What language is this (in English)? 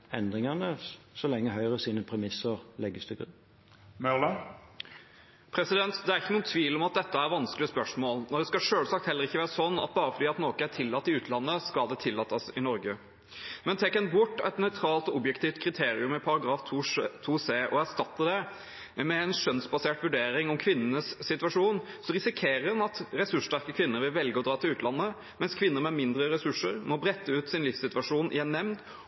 Norwegian Bokmål